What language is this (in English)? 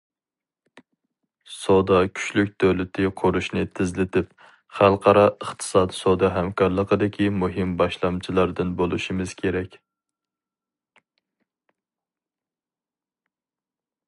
Uyghur